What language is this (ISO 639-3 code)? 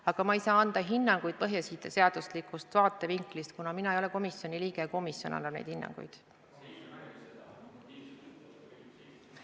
est